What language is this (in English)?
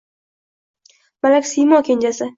Uzbek